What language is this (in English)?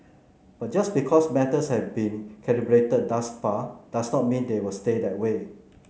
English